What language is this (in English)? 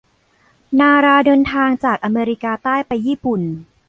Thai